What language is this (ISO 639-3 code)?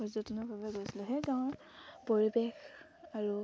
asm